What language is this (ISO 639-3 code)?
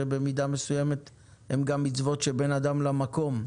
heb